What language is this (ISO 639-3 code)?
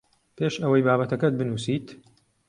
ckb